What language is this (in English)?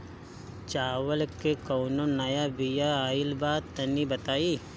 Bhojpuri